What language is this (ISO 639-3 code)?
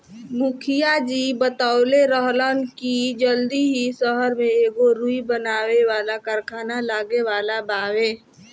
bho